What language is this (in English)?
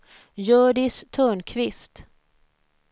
Swedish